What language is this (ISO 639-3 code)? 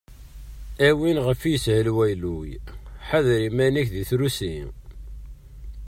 kab